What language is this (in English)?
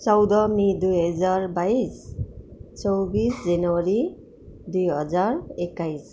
Nepali